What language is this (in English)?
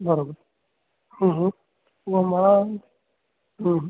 Sindhi